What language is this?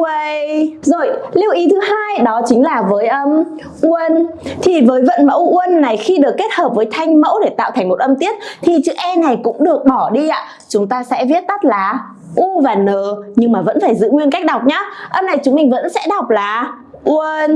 Vietnamese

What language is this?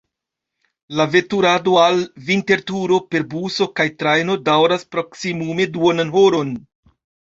Esperanto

